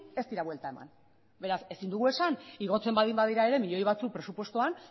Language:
Basque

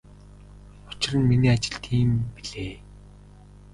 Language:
Mongolian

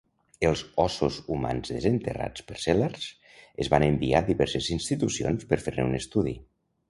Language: Catalan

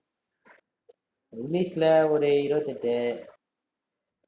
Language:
Tamil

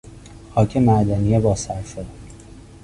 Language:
Persian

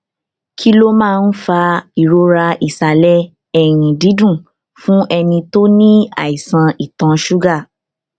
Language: Yoruba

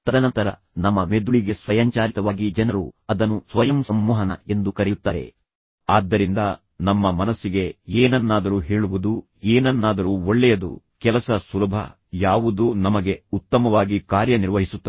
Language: Kannada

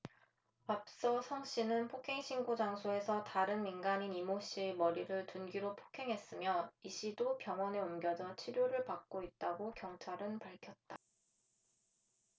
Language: Korean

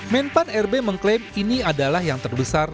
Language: Indonesian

